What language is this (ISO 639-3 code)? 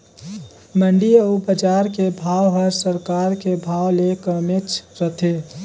hne